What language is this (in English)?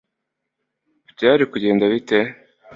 Kinyarwanda